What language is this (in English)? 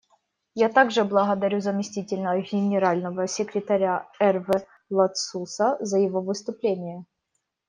Russian